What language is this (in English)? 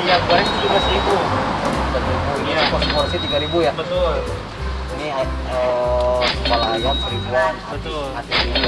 Indonesian